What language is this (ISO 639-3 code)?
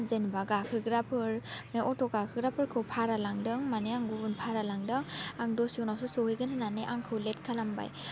brx